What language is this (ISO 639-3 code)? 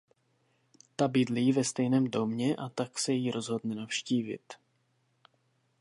ces